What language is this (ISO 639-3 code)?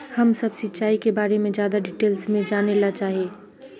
mag